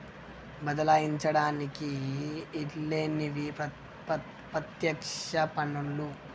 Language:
Telugu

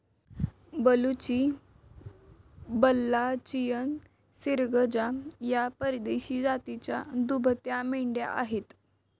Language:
Marathi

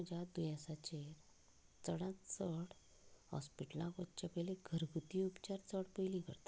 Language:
Konkani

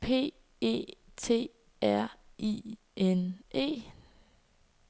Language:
Danish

